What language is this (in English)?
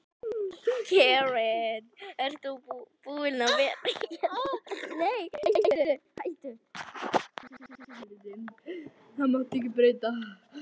Icelandic